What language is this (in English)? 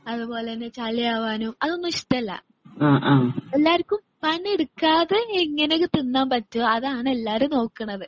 Malayalam